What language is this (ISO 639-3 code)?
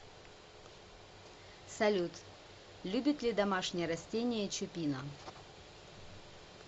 rus